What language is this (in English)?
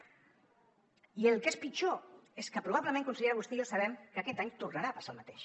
Catalan